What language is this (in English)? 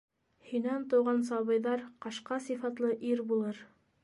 Bashkir